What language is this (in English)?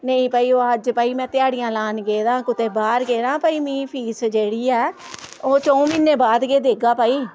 Dogri